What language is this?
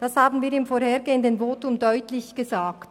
Swiss German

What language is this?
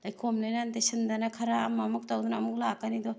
Manipuri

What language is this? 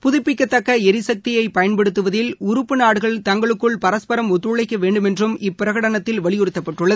Tamil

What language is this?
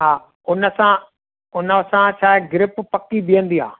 Sindhi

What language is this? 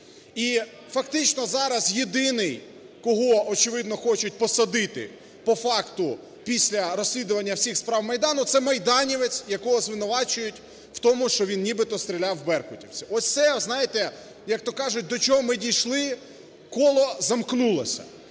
Ukrainian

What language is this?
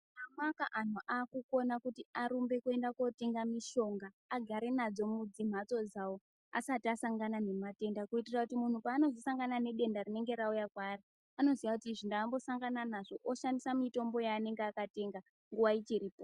Ndau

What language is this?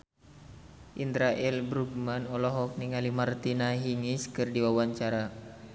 Sundanese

